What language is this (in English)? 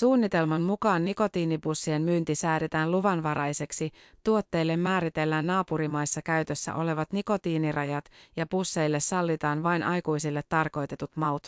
Finnish